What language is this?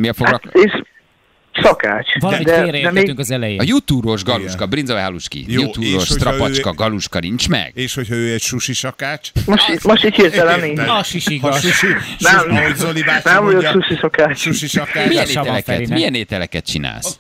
Hungarian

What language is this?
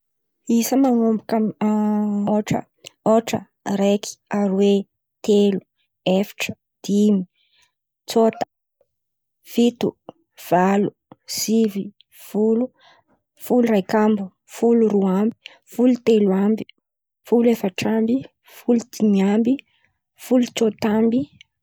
Antankarana Malagasy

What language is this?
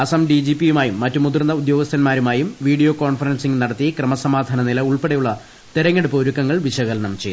Malayalam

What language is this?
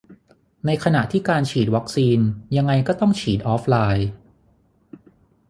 Thai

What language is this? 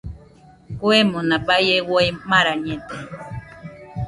Nüpode Huitoto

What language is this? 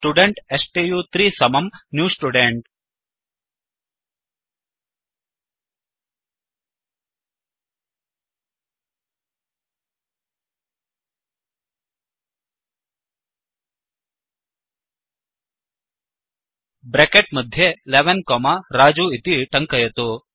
Sanskrit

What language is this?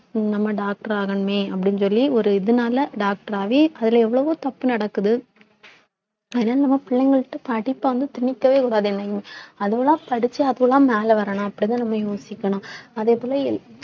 Tamil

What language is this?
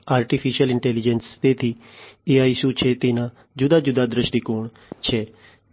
Gujarati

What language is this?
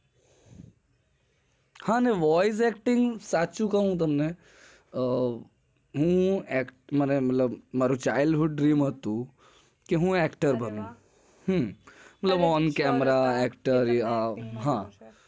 Gujarati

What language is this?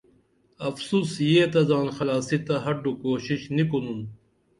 Dameli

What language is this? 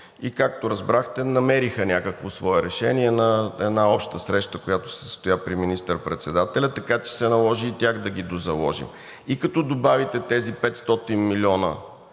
Bulgarian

